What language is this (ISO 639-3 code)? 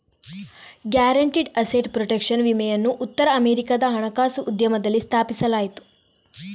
kan